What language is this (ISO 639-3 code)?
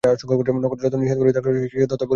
ben